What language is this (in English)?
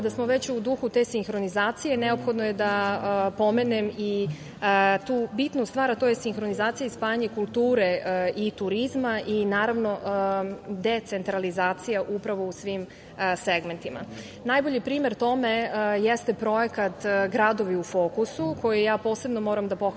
Serbian